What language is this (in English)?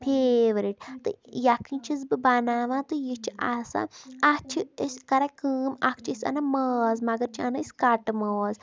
Kashmiri